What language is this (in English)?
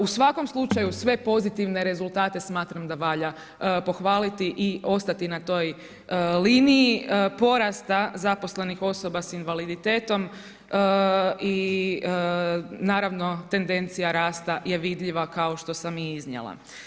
Croatian